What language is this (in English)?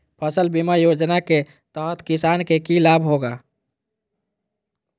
Magahi